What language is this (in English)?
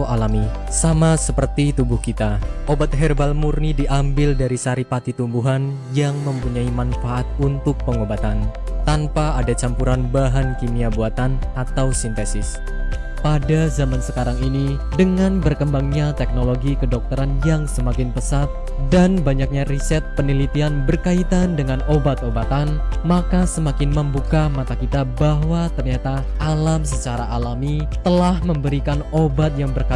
Indonesian